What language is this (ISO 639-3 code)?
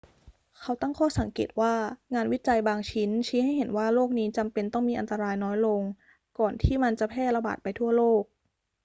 tha